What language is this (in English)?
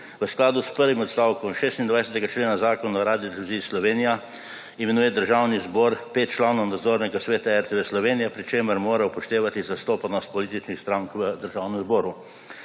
Slovenian